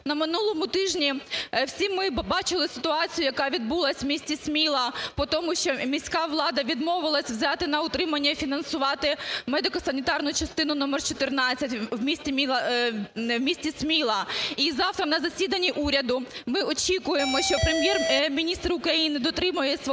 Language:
Ukrainian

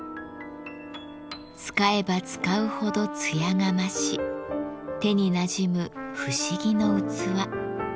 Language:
Japanese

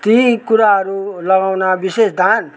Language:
Nepali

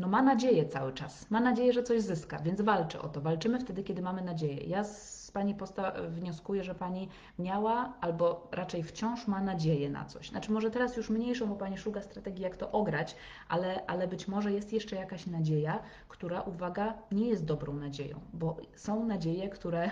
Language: Polish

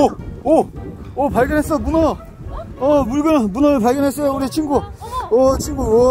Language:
Korean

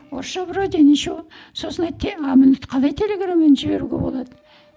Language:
Kazakh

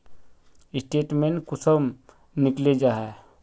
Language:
Magahi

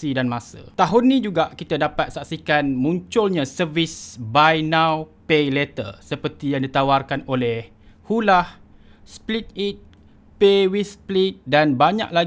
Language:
Malay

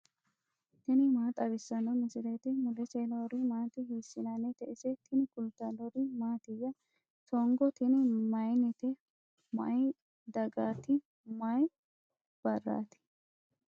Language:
Sidamo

